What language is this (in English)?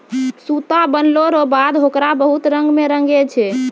Maithili